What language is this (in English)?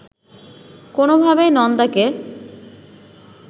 Bangla